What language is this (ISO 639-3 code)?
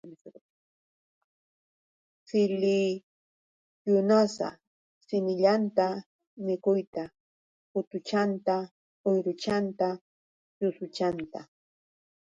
qux